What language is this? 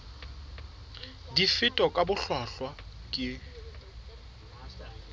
Southern Sotho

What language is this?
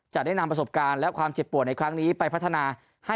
Thai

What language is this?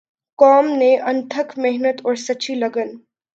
Urdu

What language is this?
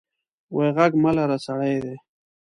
Pashto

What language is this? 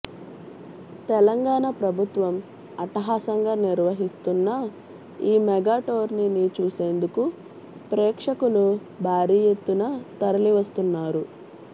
Telugu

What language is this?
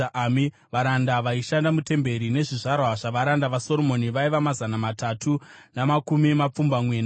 Shona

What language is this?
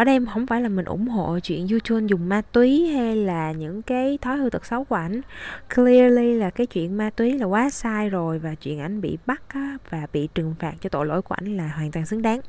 Vietnamese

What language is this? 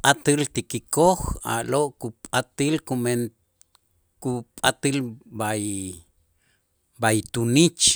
Itzá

